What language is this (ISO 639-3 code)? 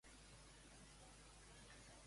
cat